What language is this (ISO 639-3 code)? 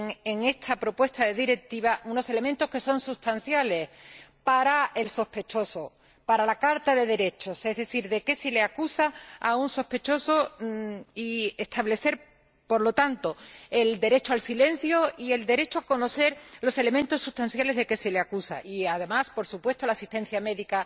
spa